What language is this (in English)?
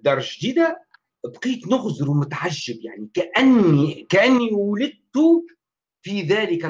Arabic